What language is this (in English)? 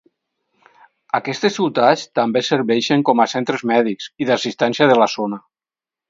Catalan